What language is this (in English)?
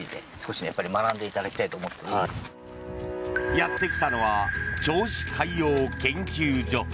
Japanese